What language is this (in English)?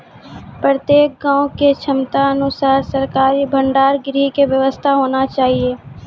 Maithili